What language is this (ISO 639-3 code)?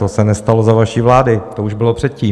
ces